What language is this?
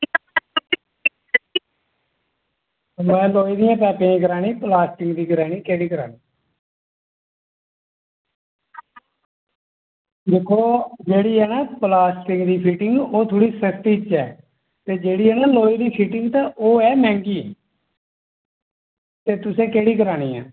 Dogri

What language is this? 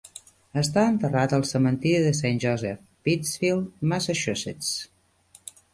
Catalan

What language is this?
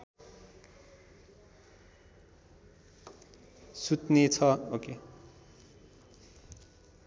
Nepali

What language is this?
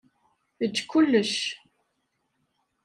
Kabyle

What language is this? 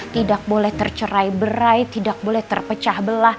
Indonesian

